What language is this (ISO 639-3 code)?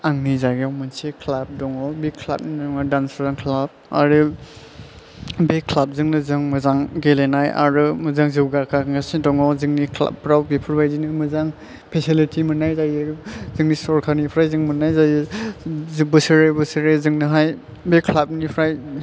brx